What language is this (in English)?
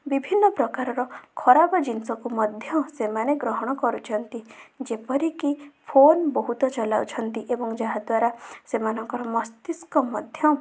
Odia